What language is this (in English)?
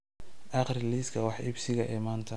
Somali